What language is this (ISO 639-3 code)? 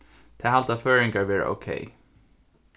fao